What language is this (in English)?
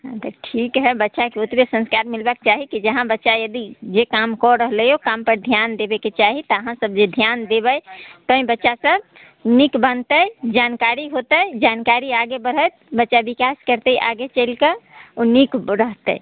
Maithili